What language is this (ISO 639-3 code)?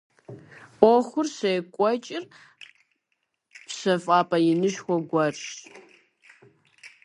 kbd